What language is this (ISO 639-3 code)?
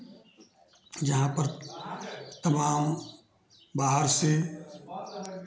hin